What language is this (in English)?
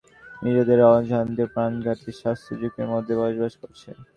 Bangla